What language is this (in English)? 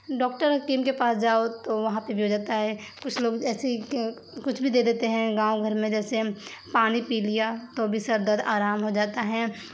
Urdu